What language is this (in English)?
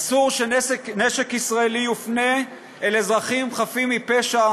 Hebrew